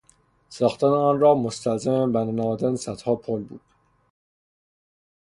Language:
Persian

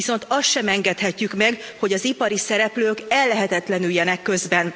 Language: Hungarian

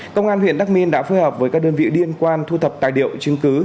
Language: Vietnamese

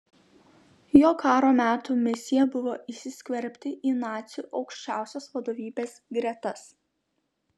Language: Lithuanian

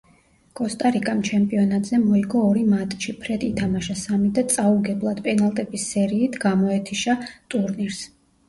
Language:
Georgian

